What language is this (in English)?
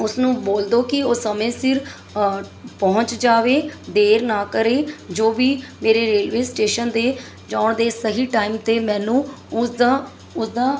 Punjabi